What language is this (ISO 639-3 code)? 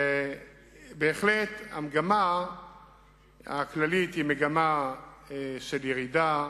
heb